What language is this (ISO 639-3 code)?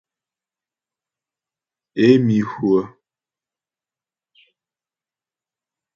bbj